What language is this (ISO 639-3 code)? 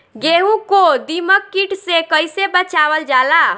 bho